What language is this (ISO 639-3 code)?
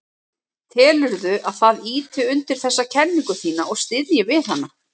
isl